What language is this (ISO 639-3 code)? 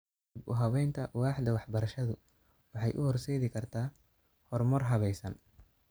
som